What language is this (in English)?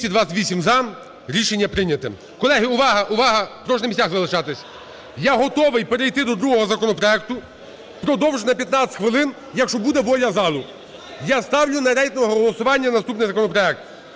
Ukrainian